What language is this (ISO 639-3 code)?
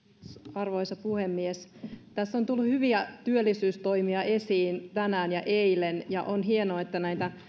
fin